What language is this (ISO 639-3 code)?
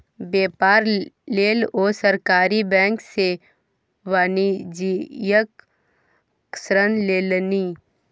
mai